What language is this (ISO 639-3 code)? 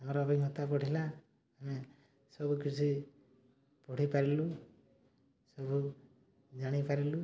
ori